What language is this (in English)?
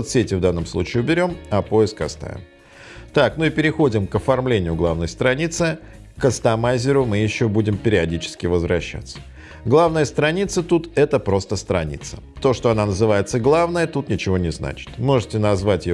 Russian